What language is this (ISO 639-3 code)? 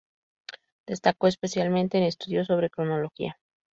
spa